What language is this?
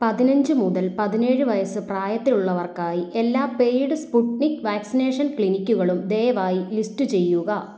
Malayalam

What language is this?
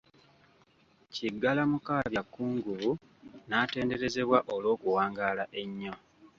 Ganda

